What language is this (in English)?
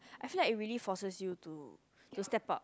English